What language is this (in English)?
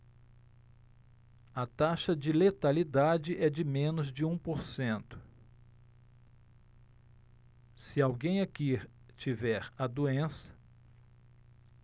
Portuguese